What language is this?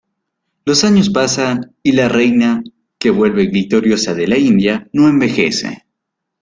Spanish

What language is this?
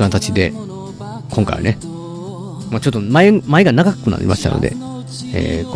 Japanese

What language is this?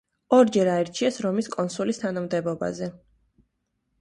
Georgian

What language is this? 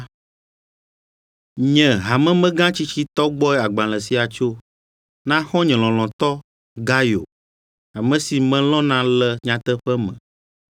Ewe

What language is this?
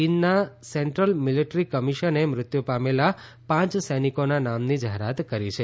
Gujarati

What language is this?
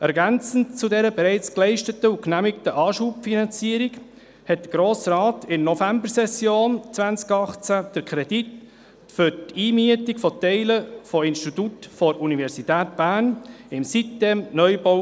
Swiss German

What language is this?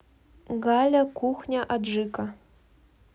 Russian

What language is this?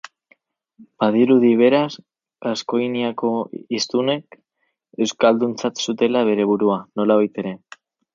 Basque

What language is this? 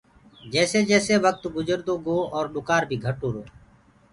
Gurgula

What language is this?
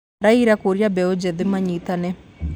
Kikuyu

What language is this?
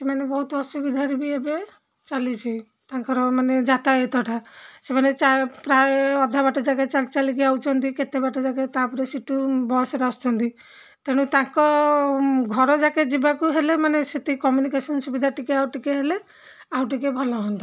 Odia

